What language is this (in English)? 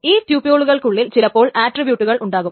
Malayalam